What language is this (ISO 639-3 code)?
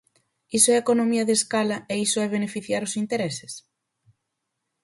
glg